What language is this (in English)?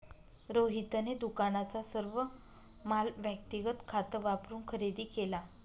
Marathi